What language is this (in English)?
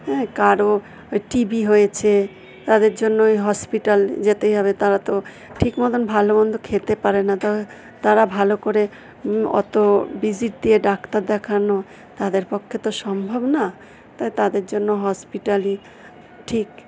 Bangla